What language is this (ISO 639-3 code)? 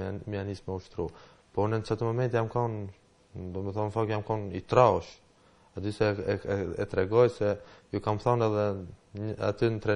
ron